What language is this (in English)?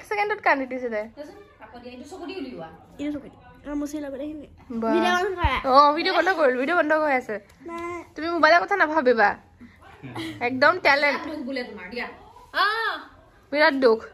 Indonesian